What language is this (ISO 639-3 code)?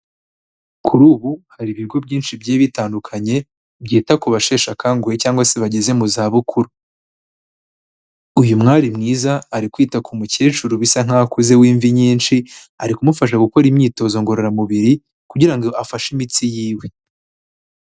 kin